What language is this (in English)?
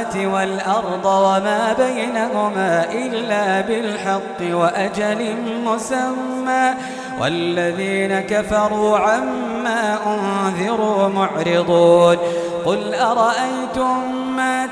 Arabic